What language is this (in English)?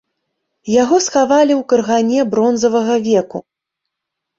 Belarusian